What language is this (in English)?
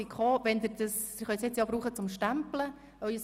Swiss German